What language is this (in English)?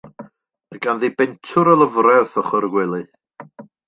Welsh